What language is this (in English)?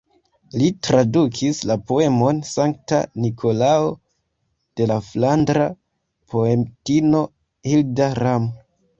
Esperanto